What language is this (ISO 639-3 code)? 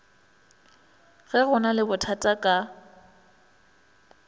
nso